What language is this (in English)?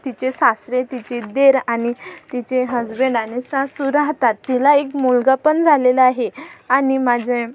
Marathi